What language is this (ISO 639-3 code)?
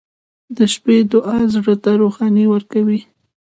pus